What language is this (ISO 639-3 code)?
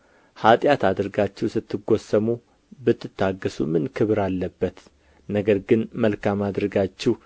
amh